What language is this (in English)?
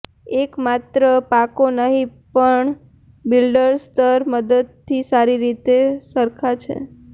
Gujarati